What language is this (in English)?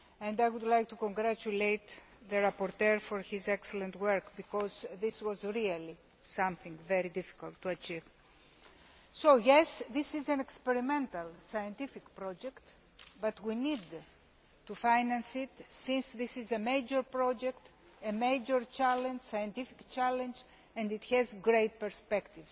English